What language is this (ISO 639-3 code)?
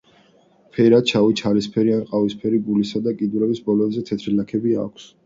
kat